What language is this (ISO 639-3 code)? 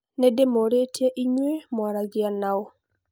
kik